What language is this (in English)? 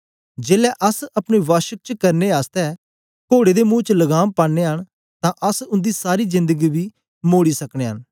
Dogri